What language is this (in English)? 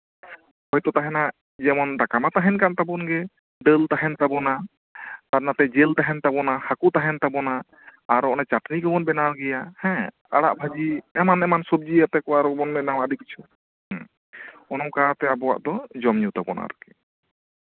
Santali